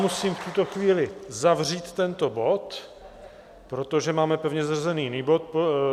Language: Czech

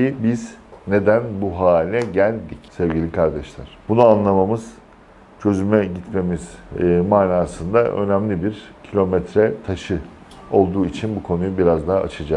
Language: Turkish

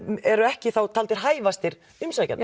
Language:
Icelandic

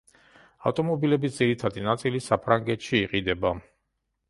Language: Georgian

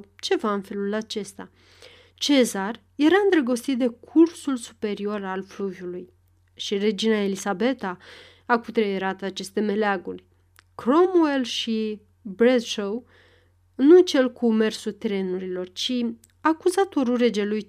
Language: Romanian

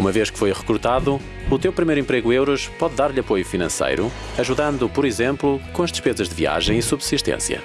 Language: Portuguese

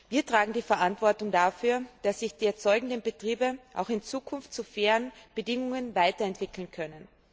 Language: German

